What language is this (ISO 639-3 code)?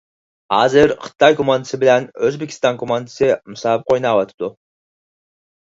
uig